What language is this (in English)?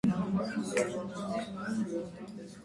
Armenian